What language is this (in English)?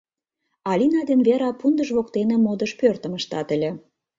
Mari